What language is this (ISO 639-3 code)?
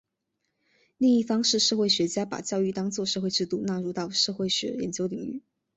zho